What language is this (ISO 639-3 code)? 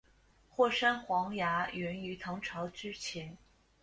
zho